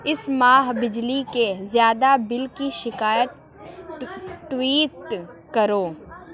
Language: Urdu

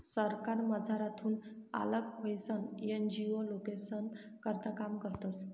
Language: Marathi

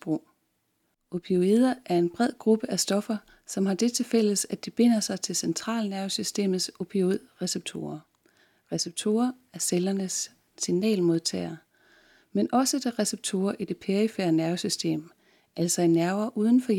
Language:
Danish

